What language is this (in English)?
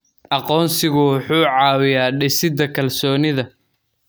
Somali